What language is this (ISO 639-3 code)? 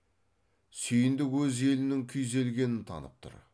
kaz